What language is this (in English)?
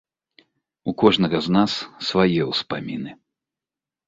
Belarusian